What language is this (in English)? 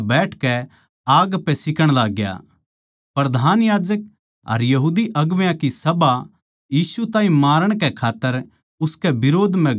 Haryanvi